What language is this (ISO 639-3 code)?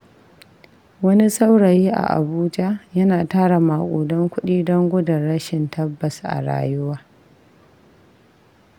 hau